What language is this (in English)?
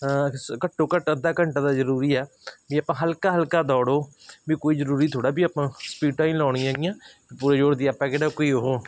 Punjabi